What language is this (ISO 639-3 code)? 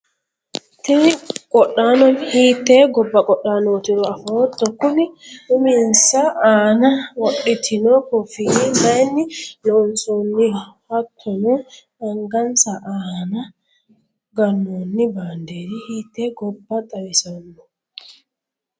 sid